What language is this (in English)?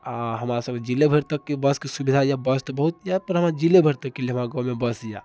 Maithili